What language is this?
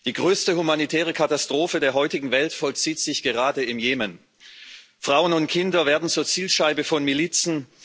German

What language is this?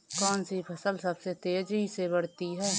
Hindi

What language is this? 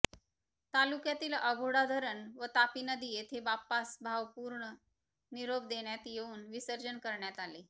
Marathi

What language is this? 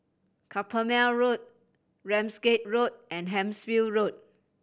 English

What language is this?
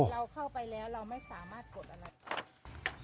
Thai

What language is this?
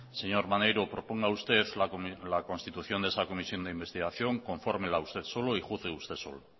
Spanish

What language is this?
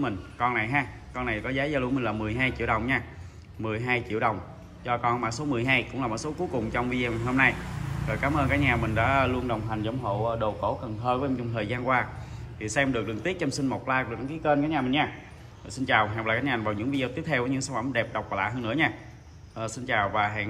Vietnamese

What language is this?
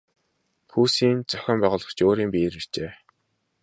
Mongolian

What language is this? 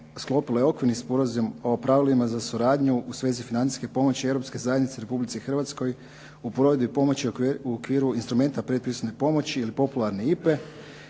Croatian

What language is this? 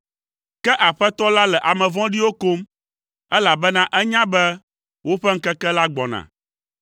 Ewe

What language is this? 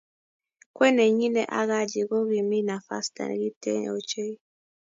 Kalenjin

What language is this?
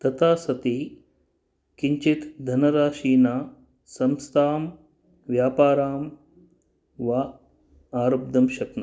Sanskrit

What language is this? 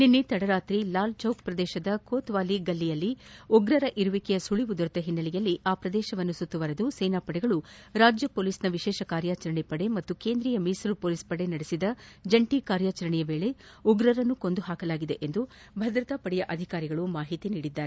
Kannada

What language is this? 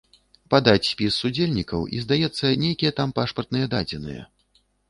Belarusian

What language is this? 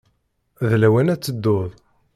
Kabyle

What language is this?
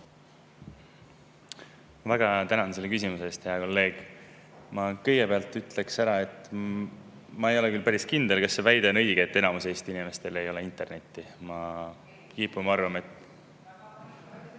Estonian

